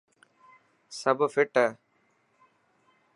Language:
Dhatki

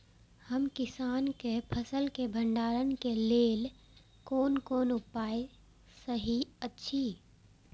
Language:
Maithili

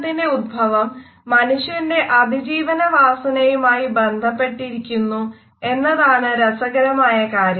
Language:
Malayalam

